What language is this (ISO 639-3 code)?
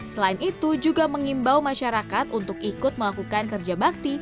ind